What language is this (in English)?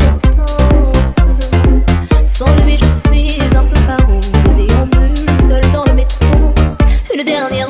Portuguese